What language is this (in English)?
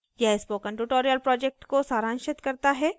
Hindi